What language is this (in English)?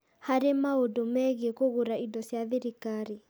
Kikuyu